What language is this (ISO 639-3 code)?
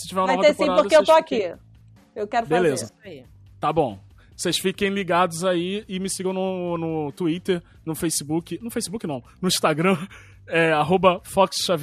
por